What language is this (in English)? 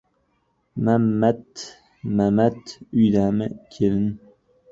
Uzbek